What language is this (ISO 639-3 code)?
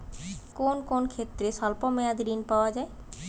ben